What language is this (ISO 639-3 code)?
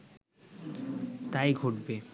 ben